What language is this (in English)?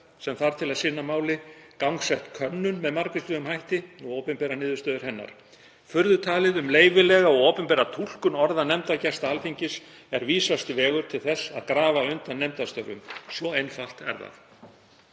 Icelandic